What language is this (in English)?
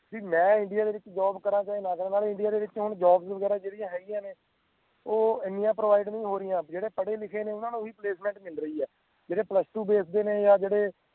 Punjabi